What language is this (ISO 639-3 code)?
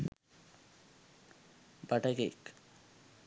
sin